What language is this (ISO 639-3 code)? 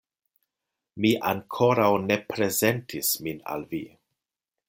epo